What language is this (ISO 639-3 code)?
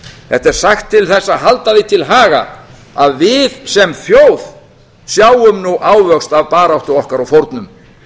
isl